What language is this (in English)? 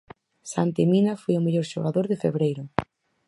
Galician